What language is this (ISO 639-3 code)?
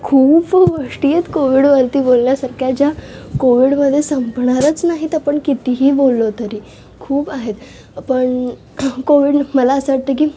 mar